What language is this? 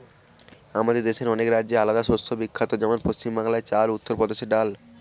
Bangla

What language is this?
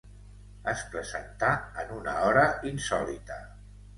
Catalan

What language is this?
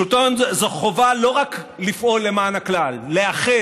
Hebrew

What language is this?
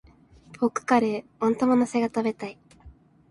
Japanese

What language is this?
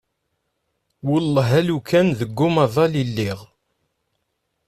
Kabyle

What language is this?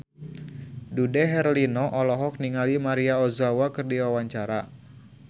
Sundanese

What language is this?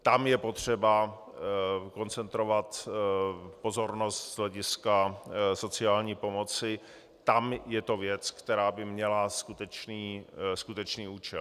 Czech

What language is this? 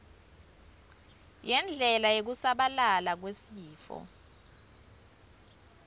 Swati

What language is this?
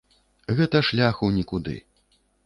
Belarusian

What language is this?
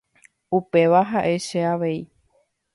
Guarani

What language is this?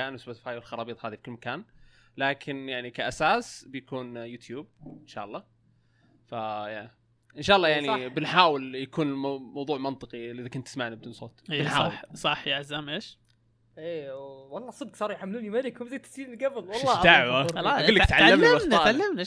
Arabic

